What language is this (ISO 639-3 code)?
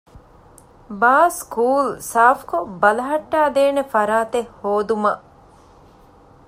div